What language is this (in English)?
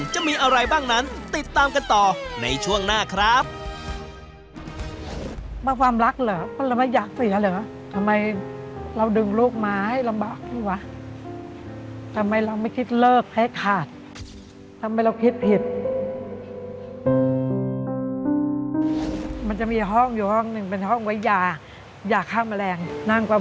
Thai